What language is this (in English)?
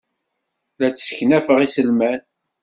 Kabyle